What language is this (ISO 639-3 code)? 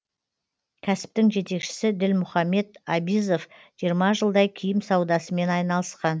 kaz